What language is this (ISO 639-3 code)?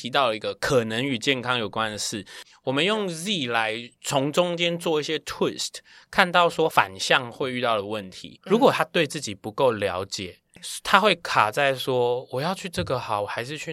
zho